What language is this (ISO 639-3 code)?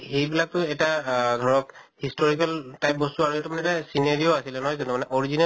asm